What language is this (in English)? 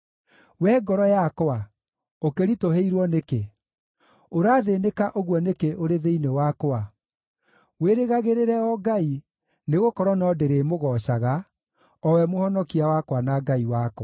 Kikuyu